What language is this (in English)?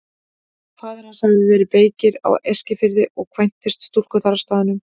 Icelandic